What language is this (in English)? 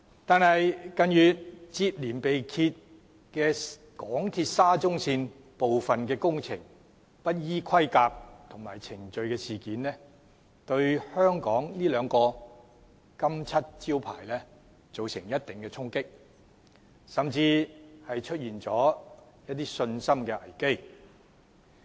Cantonese